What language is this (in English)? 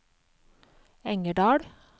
Norwegian